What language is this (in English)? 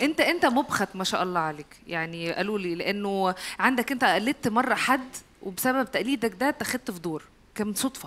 Arabic